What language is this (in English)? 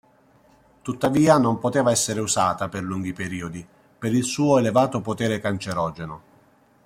Italian